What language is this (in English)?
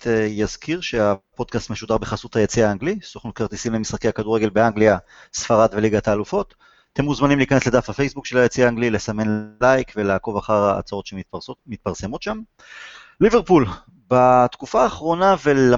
Hebrew